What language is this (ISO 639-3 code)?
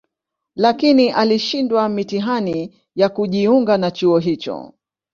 swa